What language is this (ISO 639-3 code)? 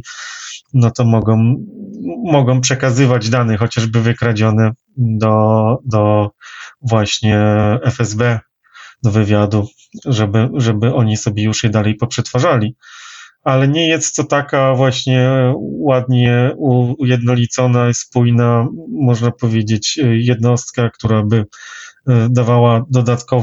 pol